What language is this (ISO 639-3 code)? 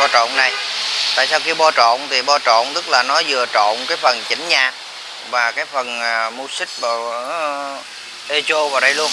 vie